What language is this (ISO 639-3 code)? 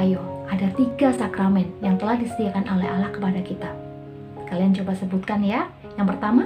ind